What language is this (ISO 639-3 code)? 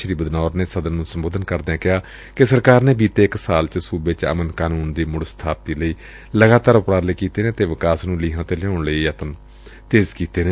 pan